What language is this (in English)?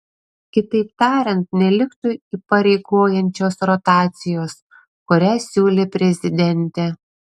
Lithuanian